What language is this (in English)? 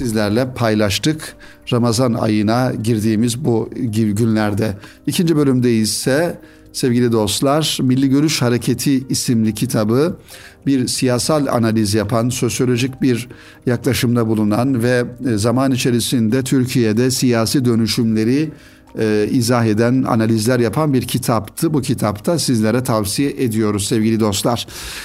Turkish